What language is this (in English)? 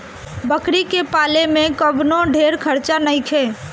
Bhojpuri